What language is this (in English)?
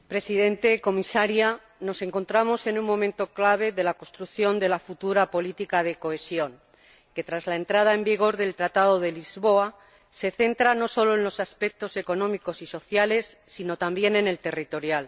Spanish